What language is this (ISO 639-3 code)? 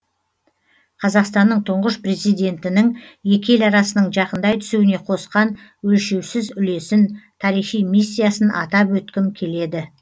kaz